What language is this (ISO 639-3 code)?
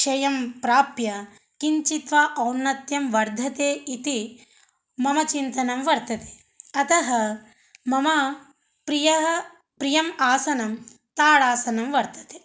san